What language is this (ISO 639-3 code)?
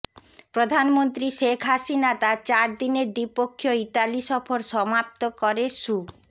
ben